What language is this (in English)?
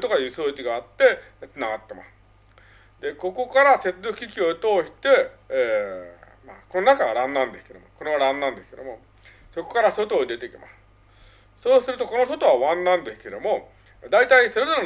Japanese